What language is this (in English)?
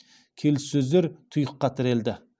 Kazakh